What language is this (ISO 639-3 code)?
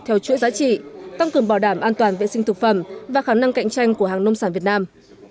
vie